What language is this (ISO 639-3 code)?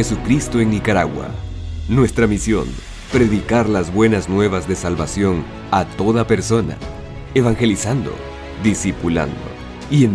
spa